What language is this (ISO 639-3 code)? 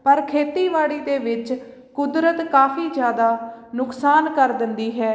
pan